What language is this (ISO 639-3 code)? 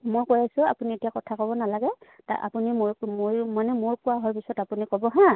asm